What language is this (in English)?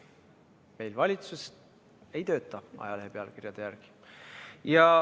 Estonian